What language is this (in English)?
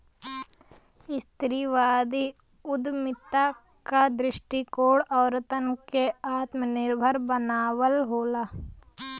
Bhojpuri